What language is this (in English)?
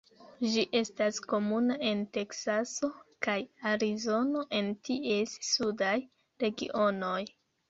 Esperanto